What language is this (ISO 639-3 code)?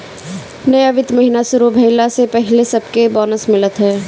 bho